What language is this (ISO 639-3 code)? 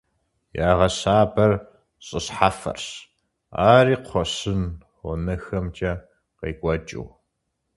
kbd